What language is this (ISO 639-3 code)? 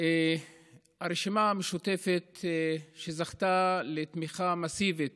heb